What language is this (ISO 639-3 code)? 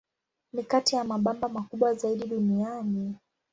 swa